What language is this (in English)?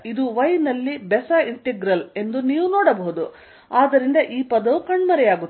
Kannada